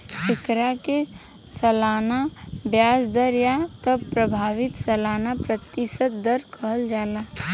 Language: Bhojpuri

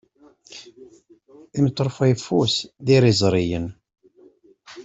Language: Kabyle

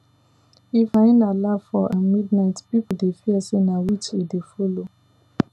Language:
Nigerian Pidgin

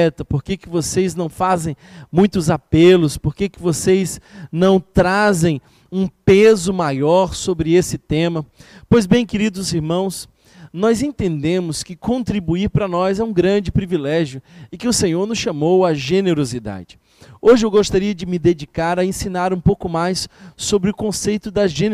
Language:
Portuguese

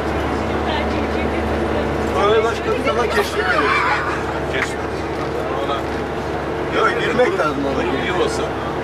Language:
Turkish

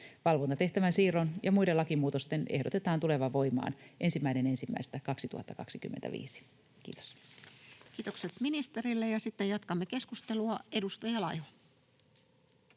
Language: Finnish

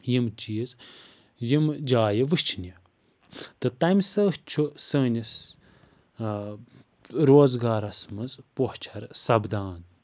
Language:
Kashmiri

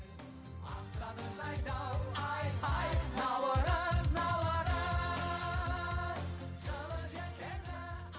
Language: Kazakh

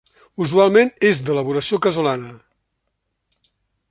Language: Catalan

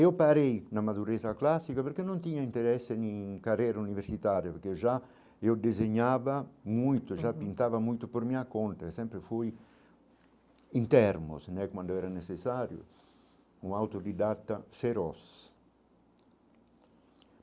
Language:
Portuguese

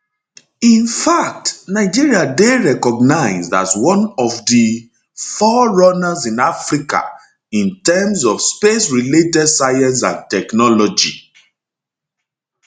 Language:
Nigerian Pidgin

